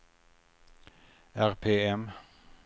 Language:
Swedish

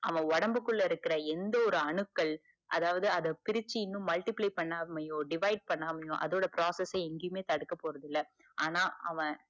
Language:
Tamil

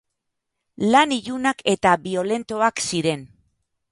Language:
Basque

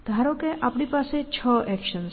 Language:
Gujarati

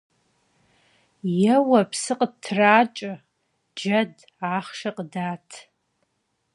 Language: Kabardian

